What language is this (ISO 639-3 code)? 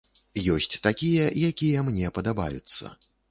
bel